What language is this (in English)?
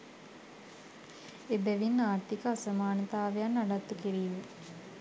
Sinhala